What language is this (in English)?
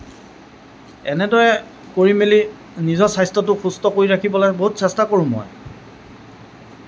Assamese